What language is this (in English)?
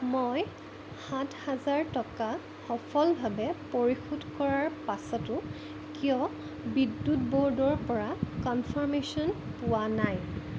Assamese